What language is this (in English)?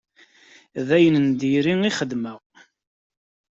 Kabyle